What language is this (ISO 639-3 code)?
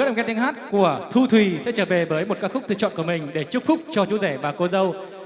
vie